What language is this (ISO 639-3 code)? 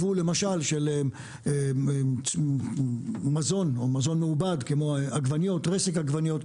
heb